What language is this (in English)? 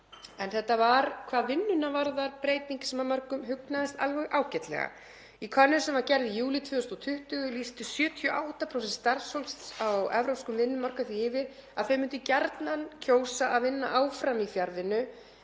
Icelandic